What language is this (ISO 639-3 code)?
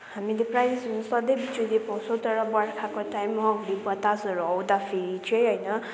nep